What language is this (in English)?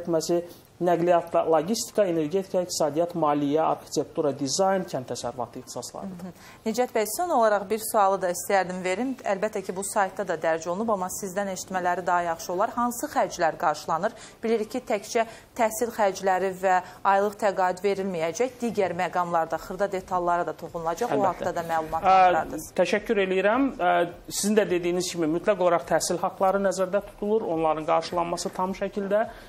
Turkish